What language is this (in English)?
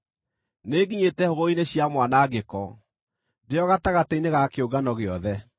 Kikuyu